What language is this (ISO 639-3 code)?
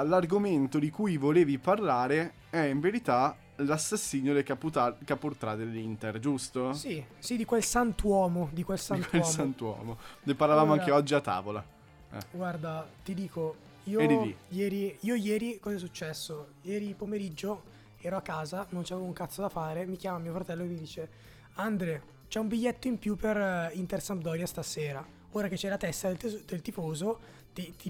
ita